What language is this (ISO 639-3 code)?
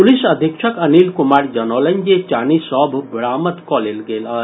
mai